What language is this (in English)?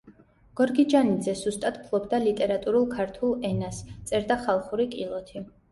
Georgian